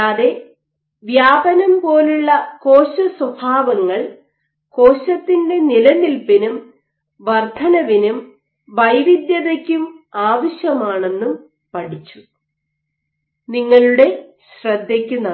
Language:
Malayalam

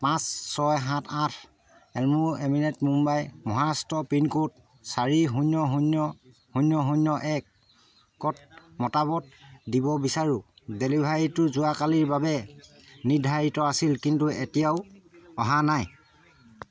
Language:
Assamese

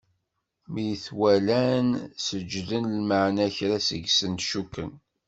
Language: Kabyle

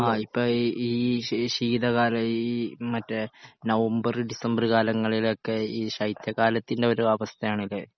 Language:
Malayalam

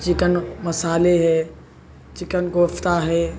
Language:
Urdu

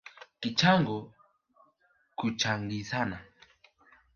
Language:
Swahili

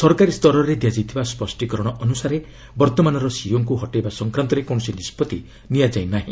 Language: Odia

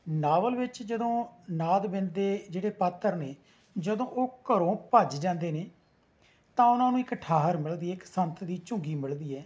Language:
Punjabi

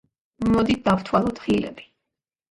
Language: Georgian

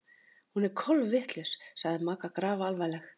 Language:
Icelandic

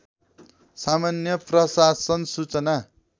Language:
Nepali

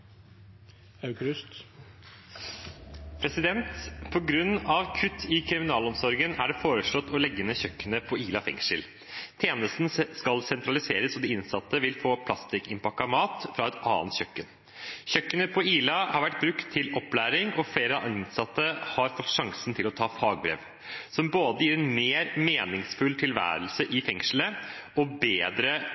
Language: Norwegian Bokmål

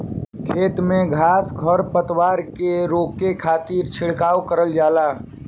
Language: Bhojpuri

